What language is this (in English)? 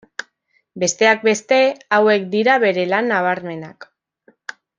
Basque